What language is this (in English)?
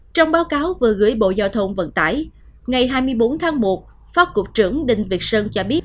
Vietnamese